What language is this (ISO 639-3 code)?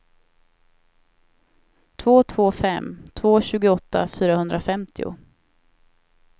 swe